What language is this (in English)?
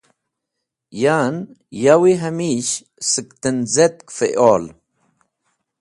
Wakhi